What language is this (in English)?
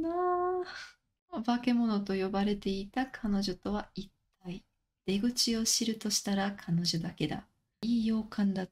Japanese